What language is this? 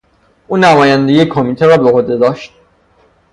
Persian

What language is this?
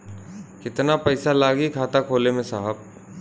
Bhojpuri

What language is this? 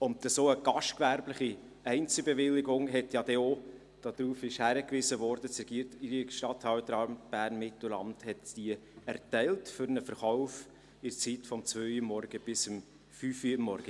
Swiss German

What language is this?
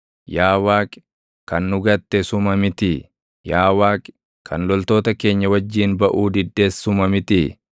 Oromo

